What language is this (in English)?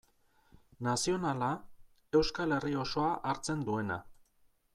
Basque